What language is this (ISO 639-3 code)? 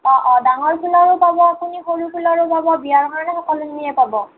asm